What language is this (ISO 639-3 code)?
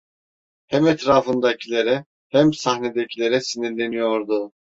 tur